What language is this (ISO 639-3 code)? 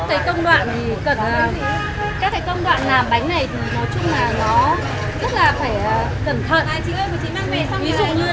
vie